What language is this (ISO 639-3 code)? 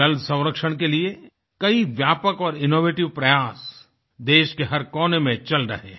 hin